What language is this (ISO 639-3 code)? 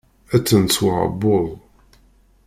kab